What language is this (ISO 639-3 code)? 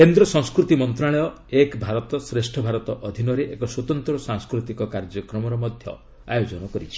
ori